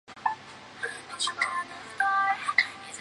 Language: Chinese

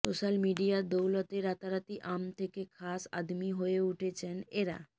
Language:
Bangla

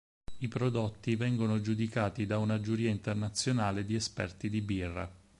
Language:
Italian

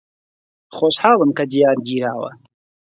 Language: Central Kurdish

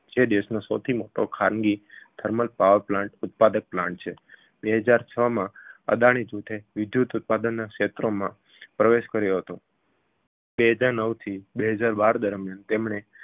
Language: Gujarati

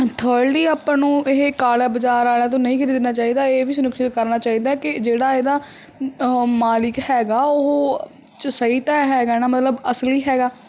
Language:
Punjabi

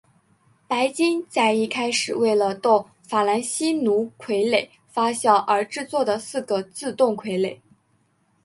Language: Chinese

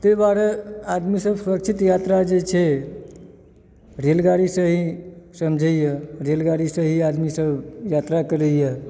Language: Maithili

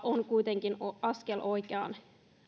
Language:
Finnish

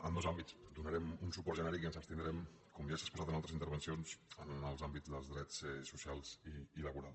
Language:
Catalan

